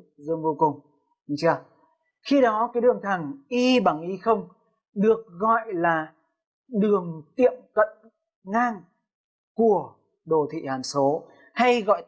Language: Vietnamese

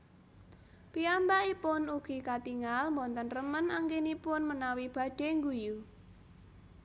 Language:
Javanese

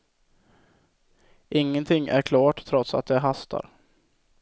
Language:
Swedish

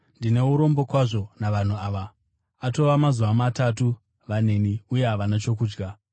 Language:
Shona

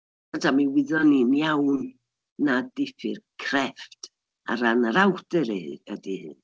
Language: Welsh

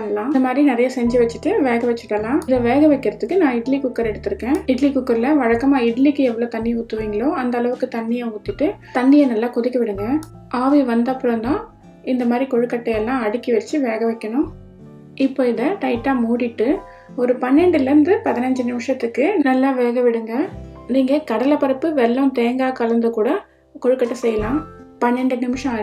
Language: Hindi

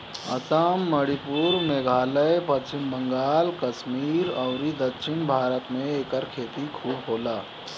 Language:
Bhojpuri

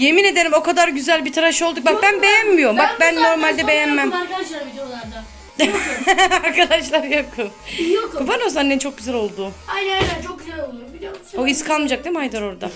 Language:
Turkish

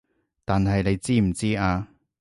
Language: Cantonese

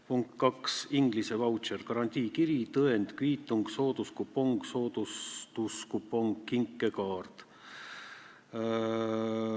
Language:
Estonian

